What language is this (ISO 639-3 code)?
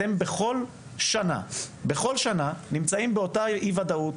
heb